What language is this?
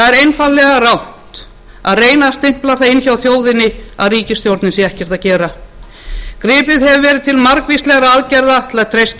Icelandic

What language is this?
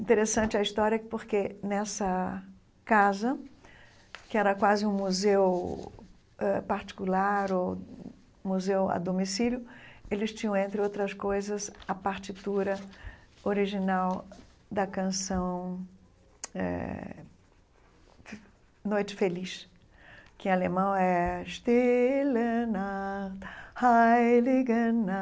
Portuguese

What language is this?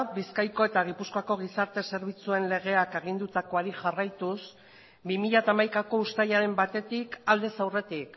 Basque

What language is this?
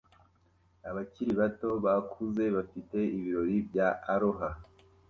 Kinyarwanda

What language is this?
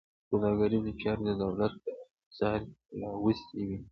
Pashto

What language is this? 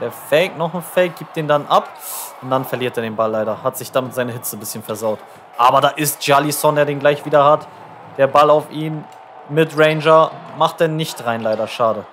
German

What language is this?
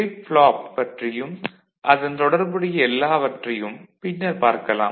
Tamil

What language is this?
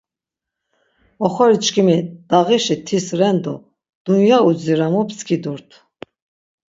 Laz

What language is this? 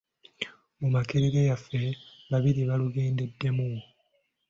Ganda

